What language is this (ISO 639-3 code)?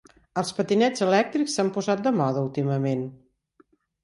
cat